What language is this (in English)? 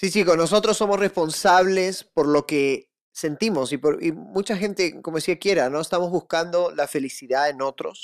Spanish